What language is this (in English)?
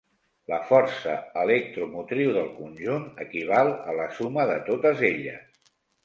Catalan